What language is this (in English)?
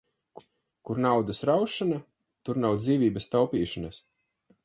Latvian